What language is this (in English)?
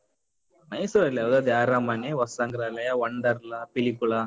Kannada